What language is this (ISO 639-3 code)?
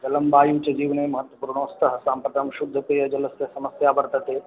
san